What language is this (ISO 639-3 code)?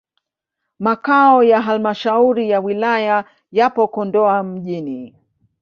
swa